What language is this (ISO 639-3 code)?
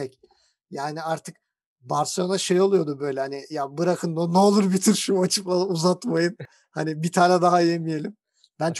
tur